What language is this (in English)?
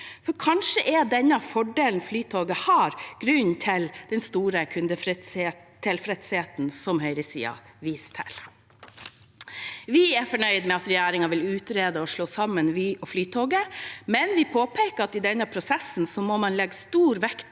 Norwegian